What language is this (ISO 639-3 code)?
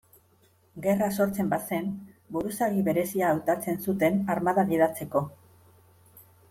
eus